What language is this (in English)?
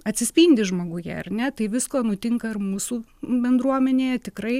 Lithuanian